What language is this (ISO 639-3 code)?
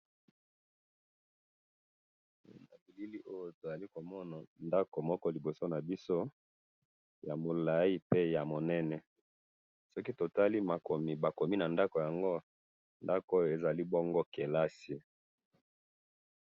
lin